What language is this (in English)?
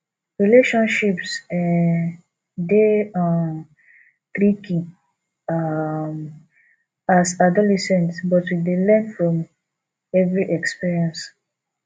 Nigerian Pidgin